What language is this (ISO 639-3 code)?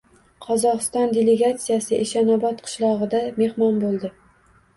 uzb